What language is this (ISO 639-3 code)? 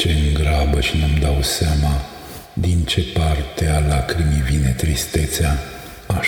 ron